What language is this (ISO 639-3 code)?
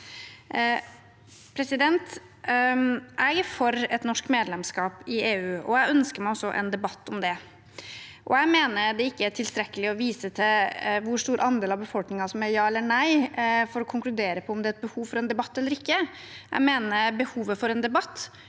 nor